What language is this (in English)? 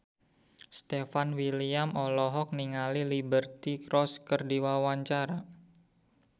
Sundanese